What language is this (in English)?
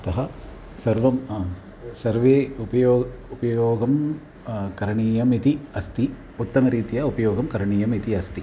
Sanskrit